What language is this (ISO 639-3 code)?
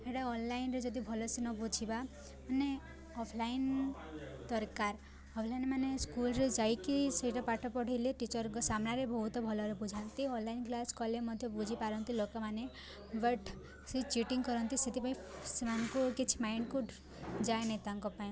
ori